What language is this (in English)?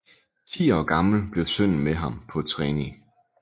Danish